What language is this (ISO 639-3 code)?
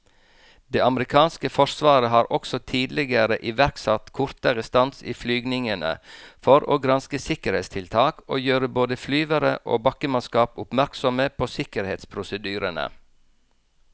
nor